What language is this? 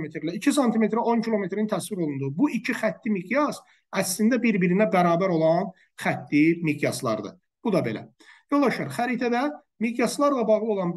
Turkish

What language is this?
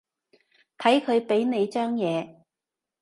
Cantonese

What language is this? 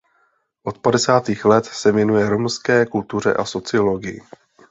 Czech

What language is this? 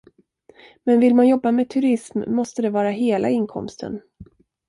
Swedish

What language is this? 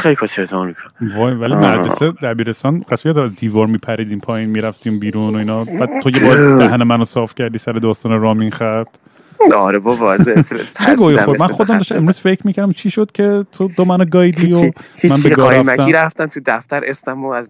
Persian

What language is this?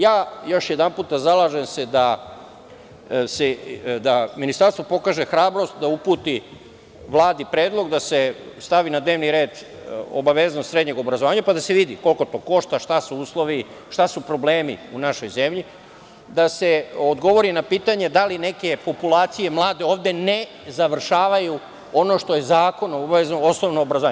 Serbian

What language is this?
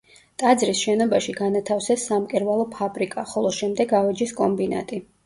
Georgian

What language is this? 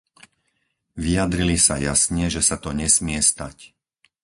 Slovak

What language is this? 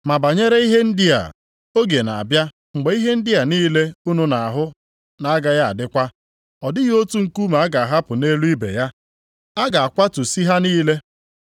Igbo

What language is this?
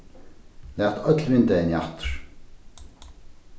Faroese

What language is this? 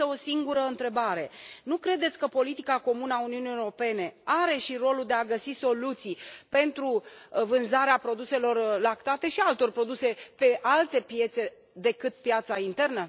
Romanian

